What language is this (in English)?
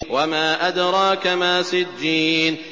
Arabic